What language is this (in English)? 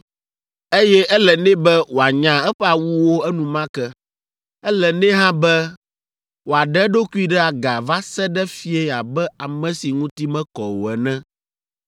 Ewe